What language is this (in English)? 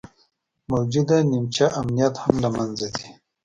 Pashto